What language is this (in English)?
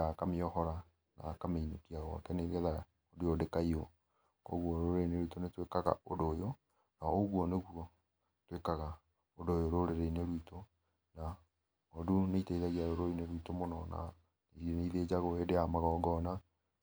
Kikuyu